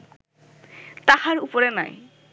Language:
Bangla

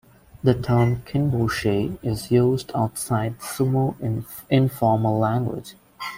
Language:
English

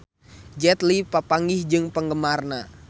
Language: Sundanese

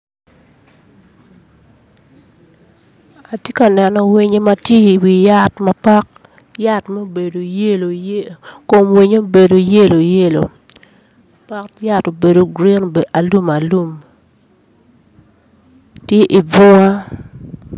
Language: Acoli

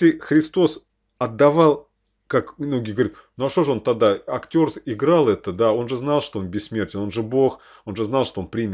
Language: Russian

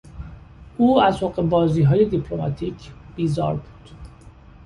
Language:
Persian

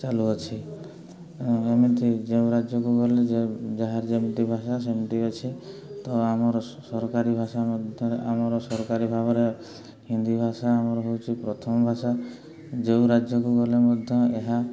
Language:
Odia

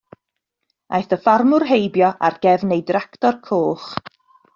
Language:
Welsh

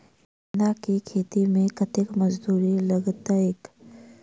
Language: Maithili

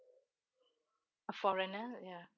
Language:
English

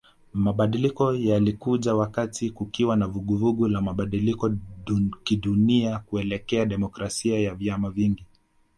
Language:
Swahili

